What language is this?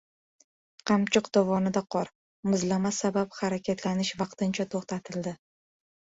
Uzbek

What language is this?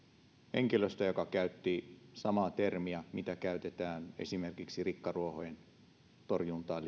Finnish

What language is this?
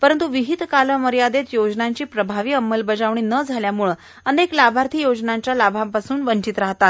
Marathi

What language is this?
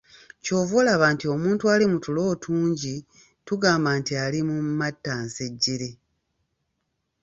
Ganda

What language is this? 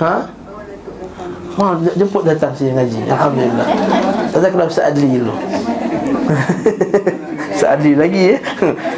Malay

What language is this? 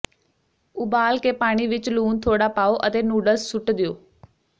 Punjabi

